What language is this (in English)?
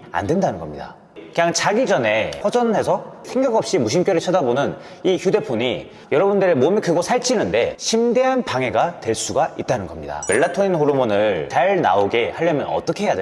Korean